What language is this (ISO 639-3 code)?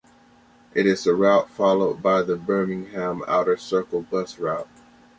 eng